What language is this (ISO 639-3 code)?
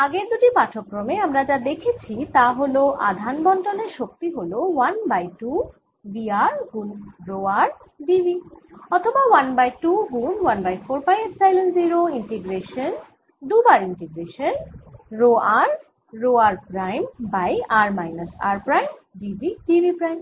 ben